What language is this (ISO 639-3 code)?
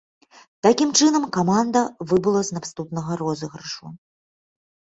bel